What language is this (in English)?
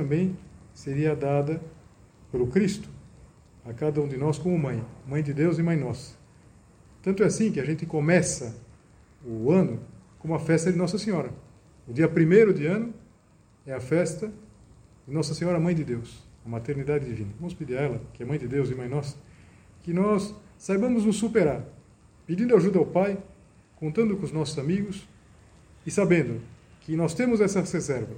Portuguese